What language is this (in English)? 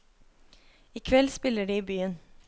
Norwegian